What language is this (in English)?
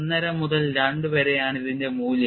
Malayalam